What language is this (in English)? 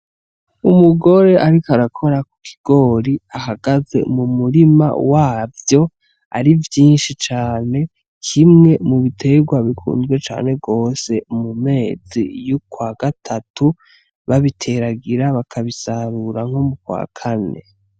Rundi